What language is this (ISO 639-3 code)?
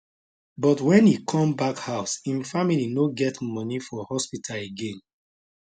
pcm